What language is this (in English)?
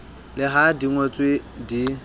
Southern Sotho